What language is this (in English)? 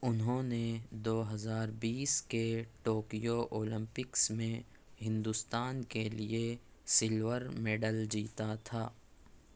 Urdu